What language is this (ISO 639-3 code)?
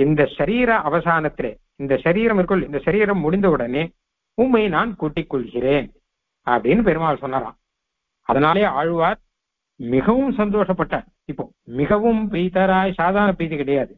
ara